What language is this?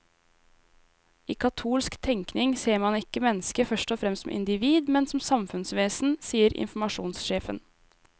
Norwegian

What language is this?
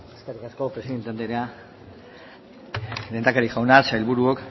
Basque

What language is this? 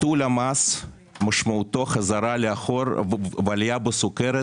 Hebrew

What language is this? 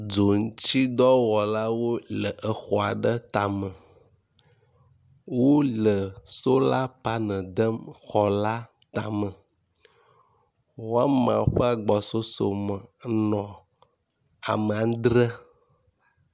Ewe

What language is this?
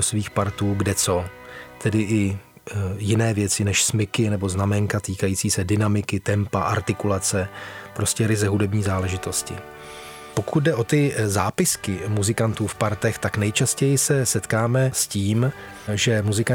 Czech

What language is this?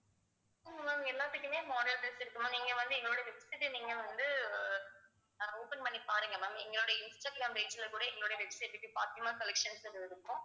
Tamil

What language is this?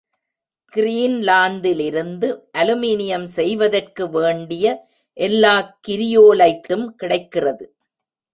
Tamil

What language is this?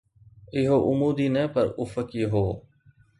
Sindhi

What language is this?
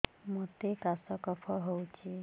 Odia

